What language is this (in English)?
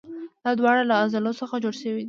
Pashto